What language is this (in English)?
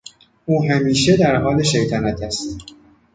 Persian